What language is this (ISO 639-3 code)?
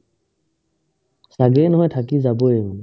asm